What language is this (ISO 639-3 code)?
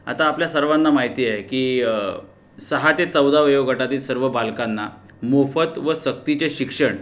mar